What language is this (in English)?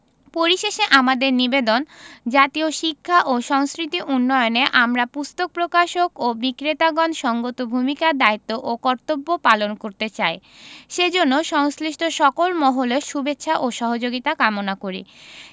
Bangla